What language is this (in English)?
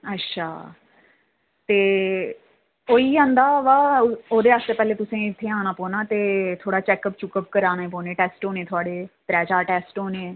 Dogri